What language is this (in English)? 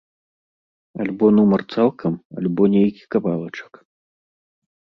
Belarusian